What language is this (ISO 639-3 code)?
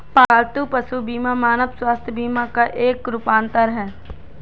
hin